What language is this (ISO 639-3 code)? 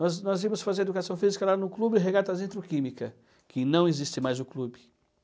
por